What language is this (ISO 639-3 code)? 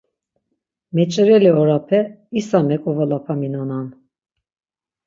lzz